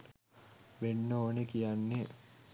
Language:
Sinhala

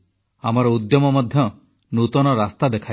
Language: Odia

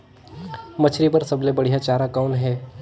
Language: Chhattisgarhi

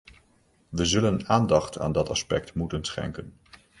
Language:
Dutch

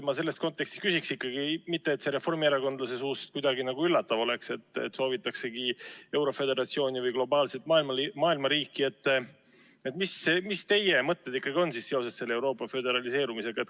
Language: Estonian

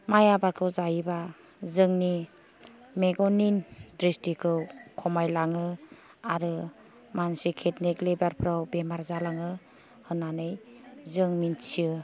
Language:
Bodo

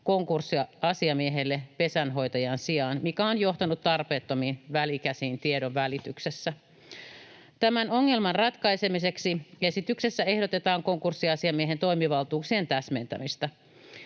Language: Finnish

